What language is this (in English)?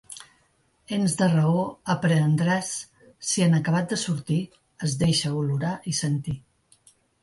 Catalan